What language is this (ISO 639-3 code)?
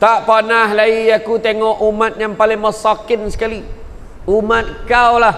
msa